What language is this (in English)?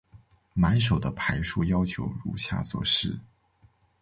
Chinese